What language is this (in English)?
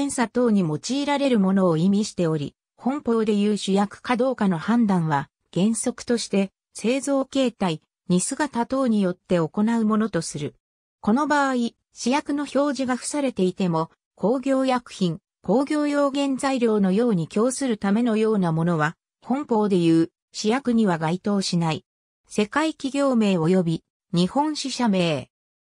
Japanese